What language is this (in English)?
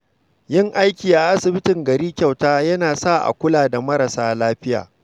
Hausa